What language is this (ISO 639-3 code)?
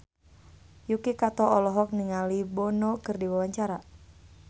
sun